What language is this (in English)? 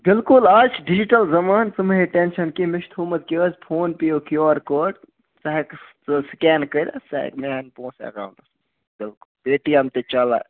Kashmiri